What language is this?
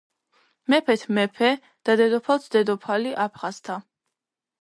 Georgian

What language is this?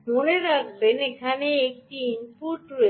Bangla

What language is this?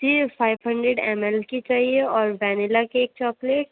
Urdu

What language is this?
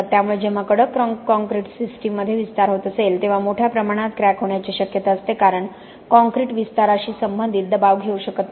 Marathi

